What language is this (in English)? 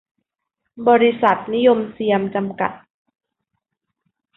Thai